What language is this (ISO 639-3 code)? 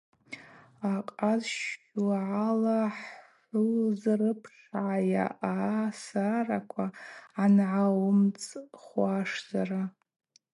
abq